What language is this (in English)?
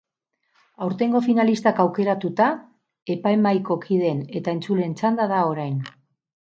Basque